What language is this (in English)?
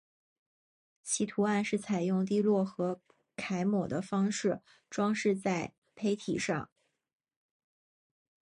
Chinese